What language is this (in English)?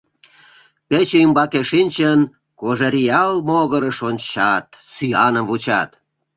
Mari